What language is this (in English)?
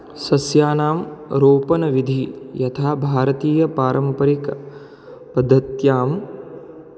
Sanskrit